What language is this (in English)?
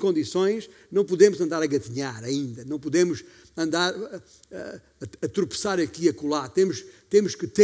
Portuguese